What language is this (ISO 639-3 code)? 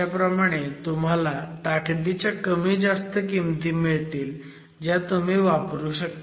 mar